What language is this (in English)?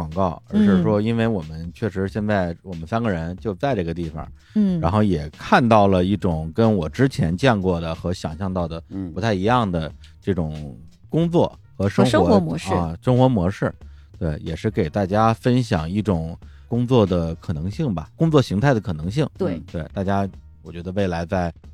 Chinese